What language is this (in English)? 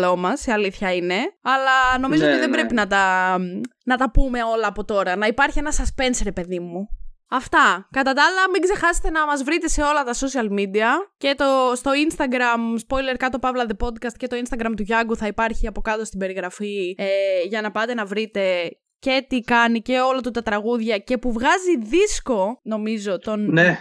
Greek